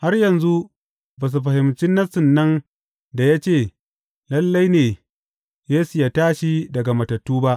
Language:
Hausa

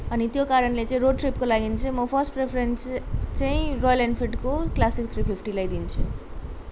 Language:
Nepali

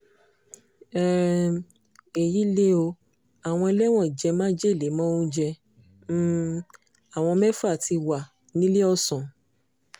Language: Yoruba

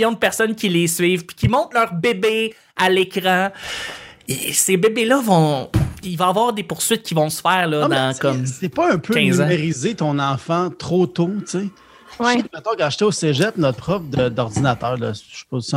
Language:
French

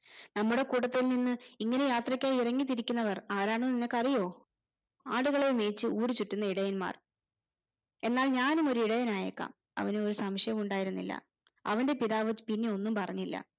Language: Malayalam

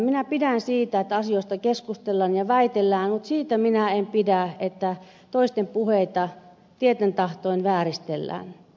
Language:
Finnish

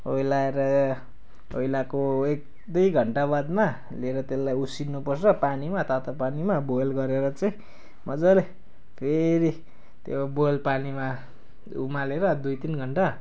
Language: Nepali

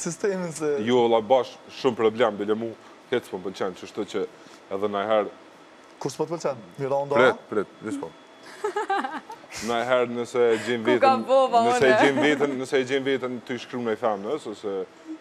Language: Romanian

